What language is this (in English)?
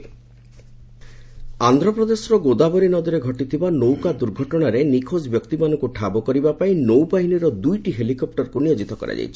Odia